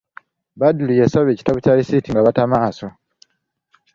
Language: Ganda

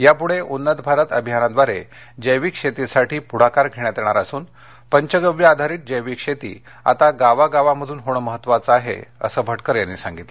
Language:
Marathi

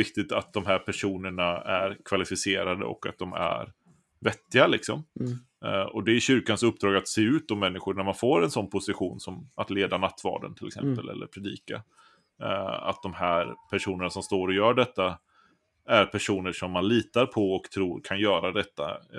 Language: Swedish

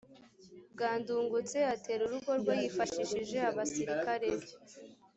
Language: Kinyarwanda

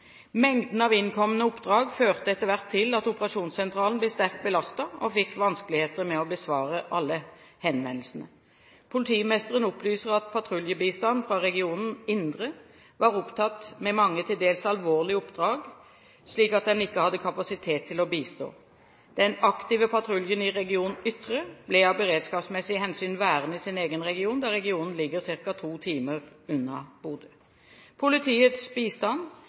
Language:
Norwegian Bokmål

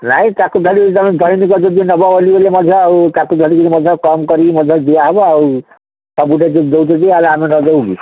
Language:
Odia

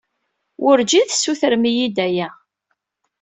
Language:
Kabyle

